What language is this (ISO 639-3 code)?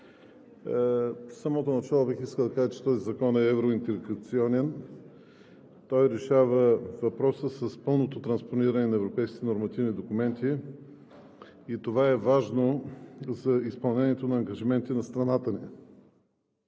bul